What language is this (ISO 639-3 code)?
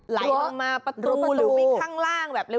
tha